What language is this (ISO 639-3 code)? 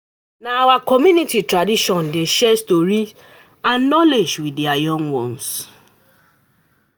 pcm